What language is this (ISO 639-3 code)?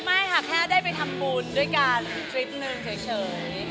tha